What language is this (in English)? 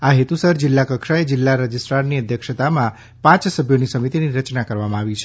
Gujarati